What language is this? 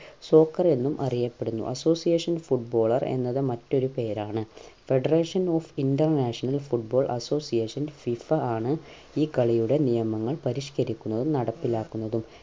Malayalam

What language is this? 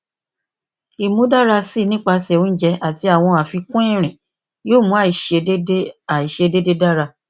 Yoruba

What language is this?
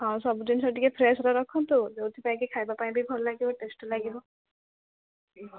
Odia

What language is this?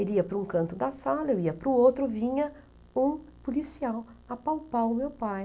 Portuguese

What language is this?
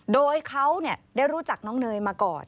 Thai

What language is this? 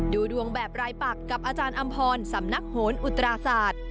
Thai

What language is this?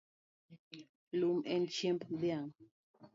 Luo (Kenya and Tanzania)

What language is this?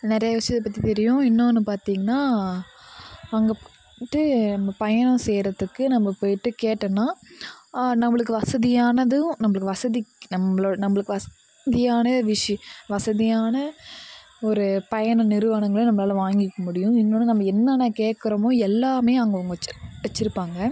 Tamil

